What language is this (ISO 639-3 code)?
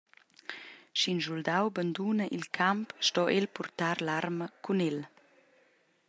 roh